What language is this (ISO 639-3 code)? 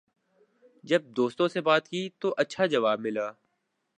urd